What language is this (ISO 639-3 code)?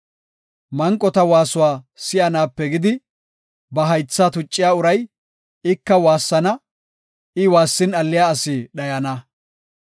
gof